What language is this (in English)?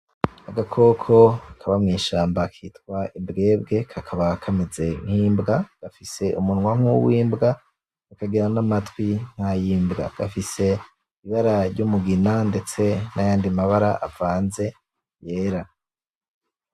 Rundi